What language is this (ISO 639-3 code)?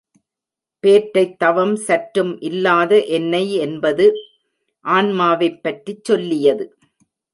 tam